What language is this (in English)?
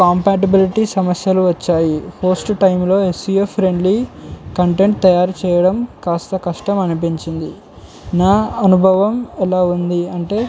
Telugu